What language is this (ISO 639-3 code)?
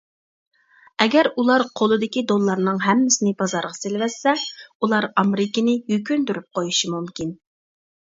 uig